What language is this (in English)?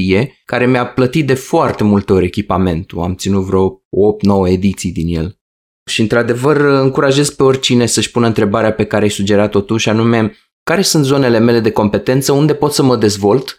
Romanian